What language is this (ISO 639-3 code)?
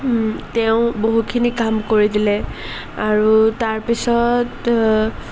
asm